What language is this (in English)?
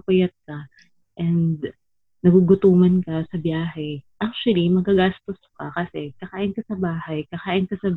Filipino